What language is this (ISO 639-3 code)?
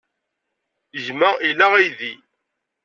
kab